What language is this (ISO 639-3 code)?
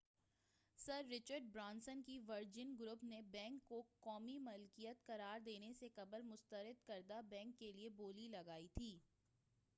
urd